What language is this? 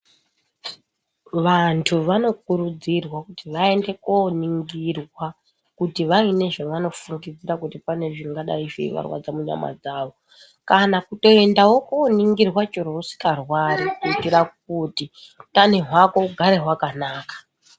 Ndau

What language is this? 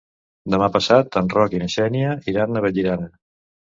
Catalan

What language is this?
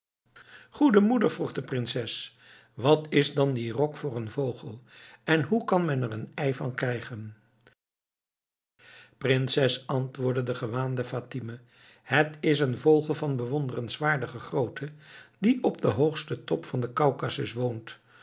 Dutch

